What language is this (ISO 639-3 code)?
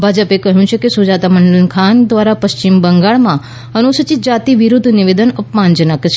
guj